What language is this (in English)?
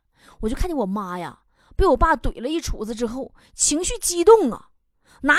Chinese